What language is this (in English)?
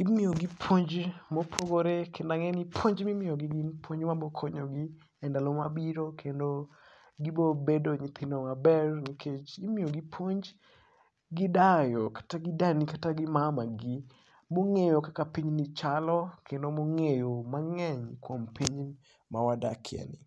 Luo (Kenya and Tanzania)